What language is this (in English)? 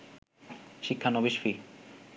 Bangla